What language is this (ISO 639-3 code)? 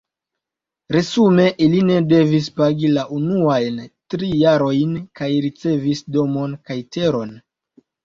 epo